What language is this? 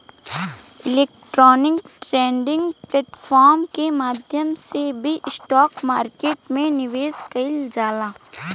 Bhojpuri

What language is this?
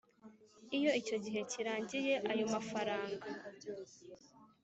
Kinyarwanda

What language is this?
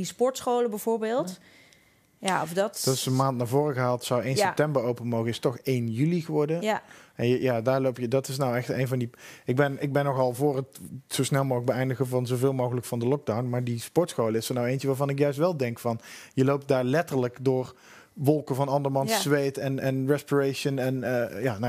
Dutch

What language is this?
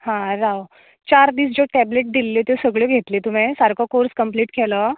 Konkani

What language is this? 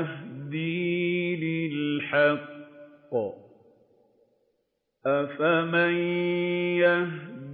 Arabic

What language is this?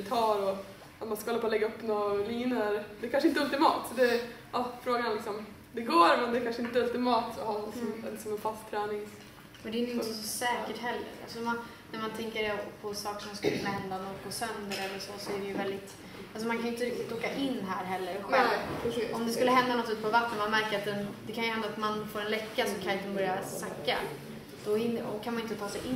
Swedish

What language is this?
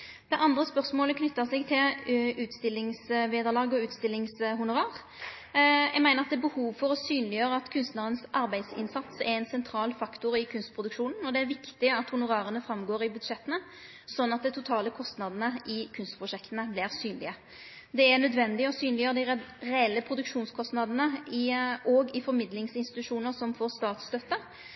Norwegian Nynorsk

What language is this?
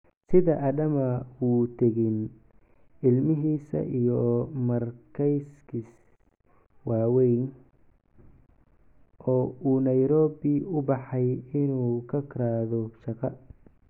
Somali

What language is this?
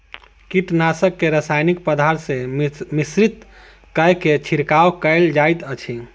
Maithili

